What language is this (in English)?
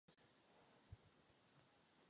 Czech